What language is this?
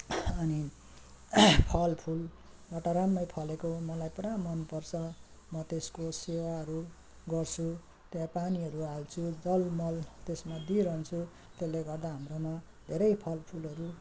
Nepali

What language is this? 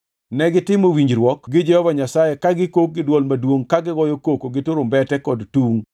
Luo (Kenya and Tanzania)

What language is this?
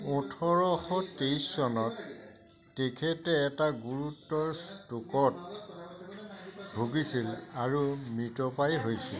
Assamese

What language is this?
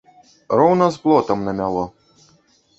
Belarusian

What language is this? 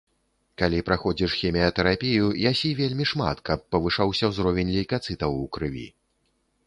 Belarusian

